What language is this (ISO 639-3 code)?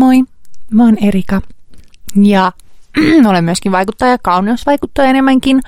fin